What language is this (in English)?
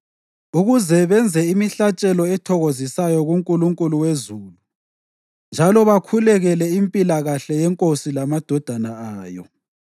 North Ndebele